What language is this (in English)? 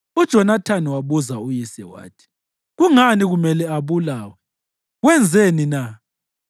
North Ndebele